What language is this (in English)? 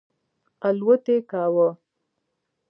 Pashto